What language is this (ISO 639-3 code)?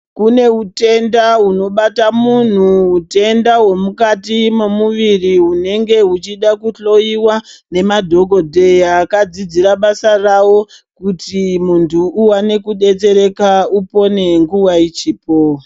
ndc